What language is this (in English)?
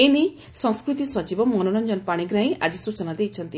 Odia